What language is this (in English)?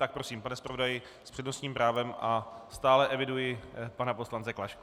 Czech